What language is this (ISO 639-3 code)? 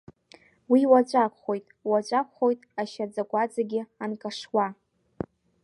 abk